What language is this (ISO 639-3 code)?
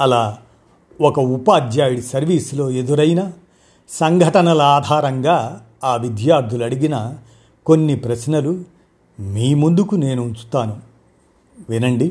tel